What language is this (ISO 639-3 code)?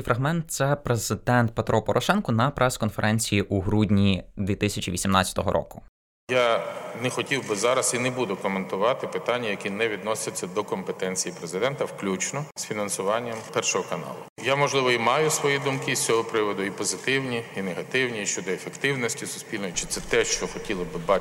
ukr